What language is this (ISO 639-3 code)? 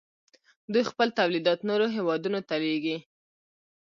pus